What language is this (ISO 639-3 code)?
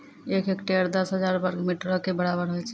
mai